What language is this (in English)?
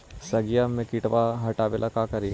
Magahi